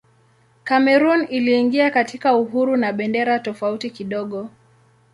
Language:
Swahili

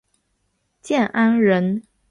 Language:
Chinese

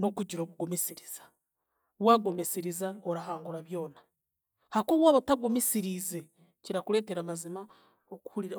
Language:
Chiga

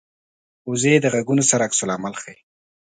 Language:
Pashto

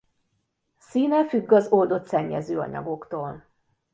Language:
Hungarian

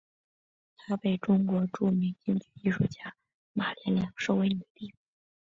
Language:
Chinese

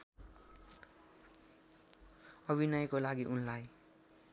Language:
Nepali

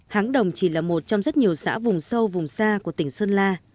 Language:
Vietnamese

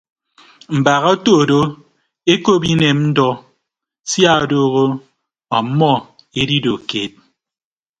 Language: Ibibio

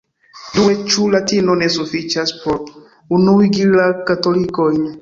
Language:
Esperanto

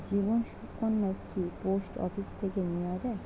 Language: Bangla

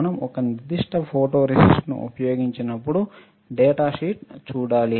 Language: Telugu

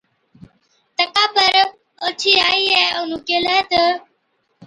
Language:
Od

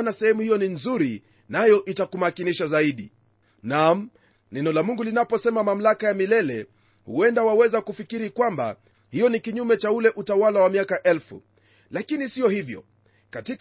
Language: Swahili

